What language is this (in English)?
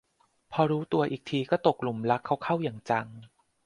Thai